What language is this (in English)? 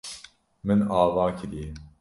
Kurdish